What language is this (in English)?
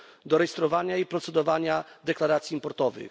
Polish